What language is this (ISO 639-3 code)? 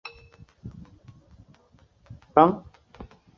zho